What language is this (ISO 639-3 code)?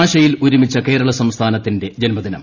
mal